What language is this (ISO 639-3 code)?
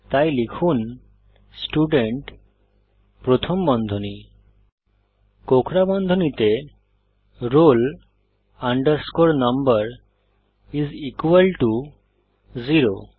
ben